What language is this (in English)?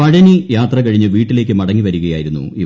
Malayalam